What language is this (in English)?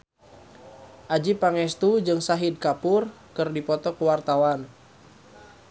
Sundanese